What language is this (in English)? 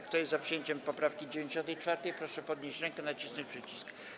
Polish